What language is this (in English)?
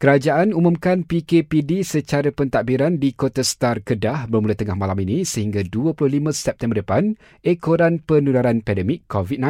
Malay